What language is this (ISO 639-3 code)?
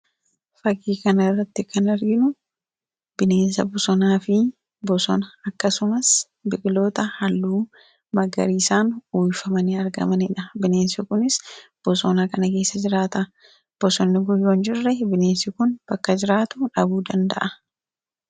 orm